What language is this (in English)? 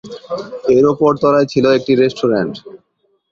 Bangla